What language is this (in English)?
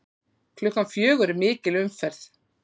Icelandic